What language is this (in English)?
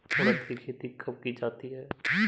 Hindi